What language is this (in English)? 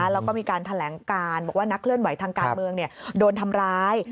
Thai